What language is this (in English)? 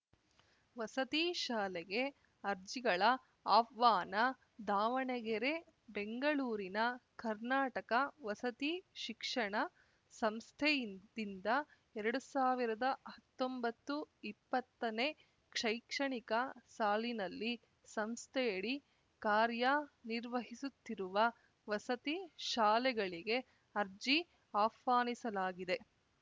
Kannada